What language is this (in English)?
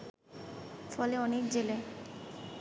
Bangla